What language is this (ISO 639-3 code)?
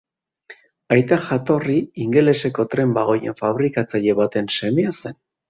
eus